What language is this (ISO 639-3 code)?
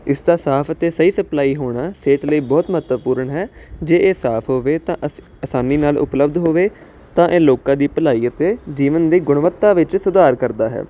pan